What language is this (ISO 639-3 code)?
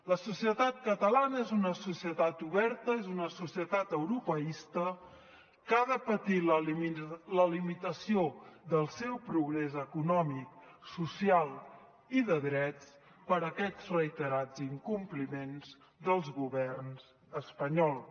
cat